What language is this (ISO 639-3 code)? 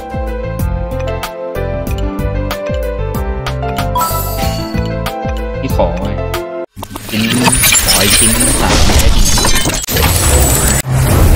tha